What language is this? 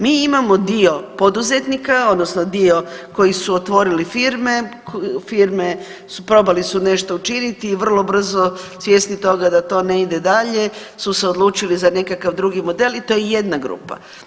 Croatian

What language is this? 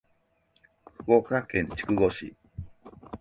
Japanese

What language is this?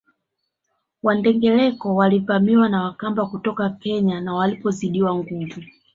Swahili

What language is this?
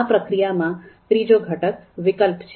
Gujarati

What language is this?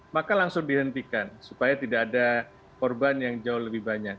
Indonesian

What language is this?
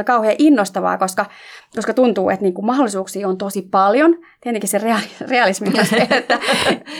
Finnish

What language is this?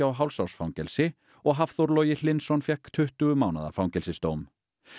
Icelandic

